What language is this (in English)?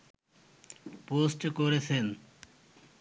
Bangla